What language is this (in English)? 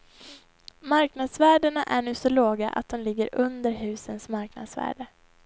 Swedish